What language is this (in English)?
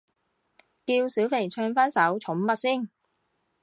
Cantonese